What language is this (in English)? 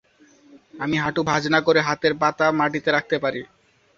Bangla